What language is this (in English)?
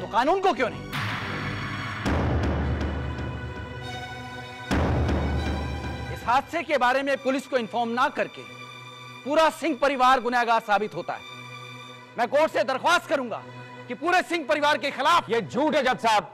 Hindi